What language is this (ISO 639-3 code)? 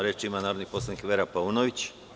srp